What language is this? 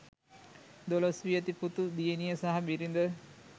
Sinhala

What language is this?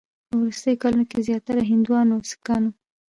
Pashto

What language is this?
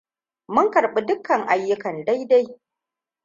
Hausa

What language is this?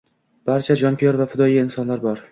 Uzbek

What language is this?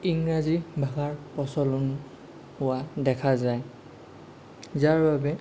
Assamese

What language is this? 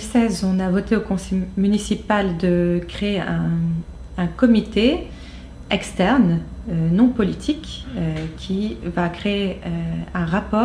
French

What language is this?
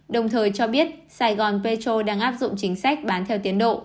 Vietnamese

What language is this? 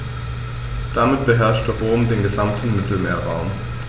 German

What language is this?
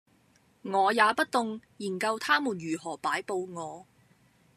Cantonese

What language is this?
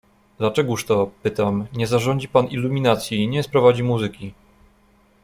Polish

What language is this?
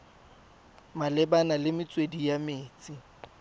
Tswana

